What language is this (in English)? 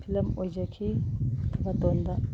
Manipuri